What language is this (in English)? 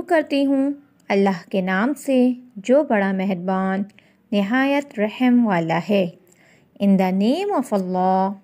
Arabic